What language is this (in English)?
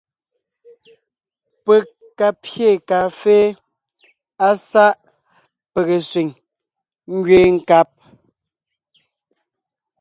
Ngiemboon